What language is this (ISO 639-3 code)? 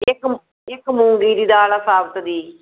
pan